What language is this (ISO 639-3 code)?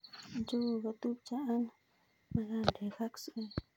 kln